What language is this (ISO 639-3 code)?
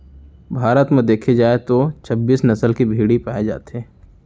hne